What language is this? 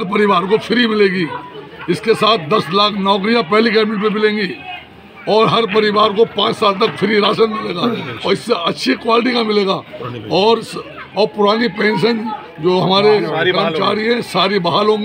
Hindi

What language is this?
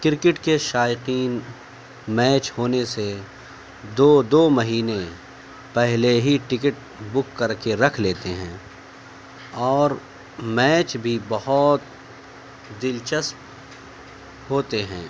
Urdu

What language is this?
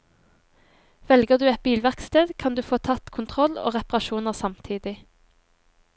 Norwegian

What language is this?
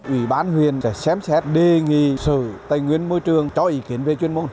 Vietnamese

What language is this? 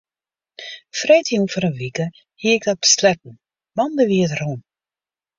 Western Frisian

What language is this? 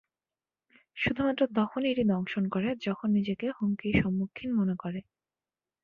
Bangla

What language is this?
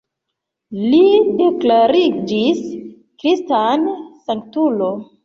Esperanto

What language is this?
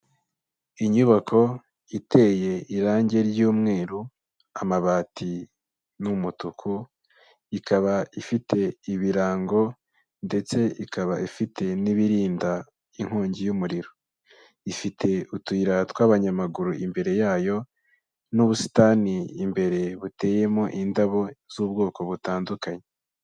Kinyarwanda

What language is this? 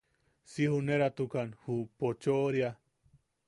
Yaqui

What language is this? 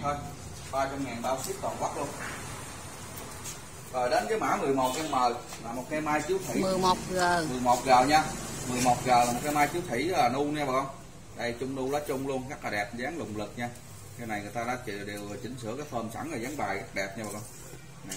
Vietnamese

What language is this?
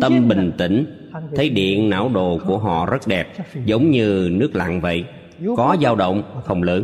Vietnamese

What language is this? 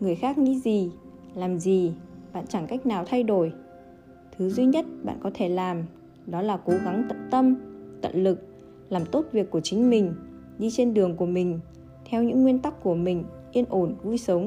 Vietnamese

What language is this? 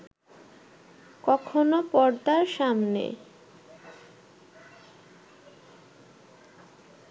Bangla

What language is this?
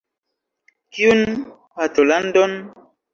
Esperanto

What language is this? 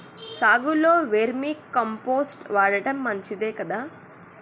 Telugu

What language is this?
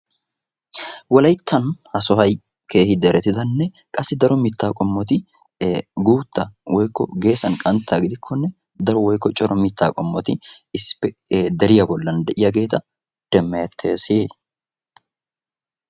Wolaytta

